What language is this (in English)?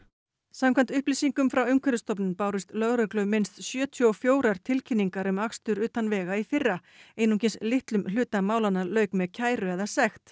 Icelandic